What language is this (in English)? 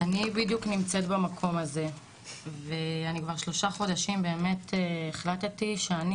Hebrew